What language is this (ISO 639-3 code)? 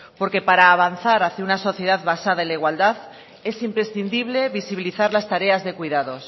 spa